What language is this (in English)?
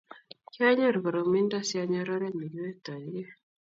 Kalenjin